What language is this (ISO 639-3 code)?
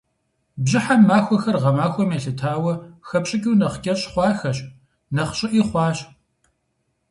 kbd